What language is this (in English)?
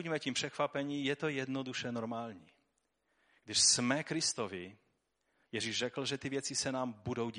Czech